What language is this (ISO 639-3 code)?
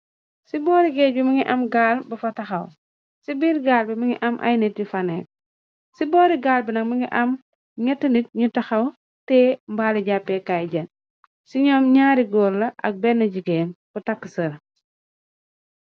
wol